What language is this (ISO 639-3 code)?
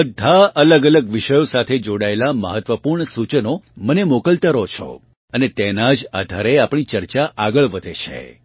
guj